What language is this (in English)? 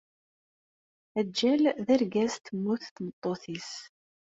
Kabyle